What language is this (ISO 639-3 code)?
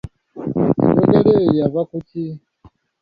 lug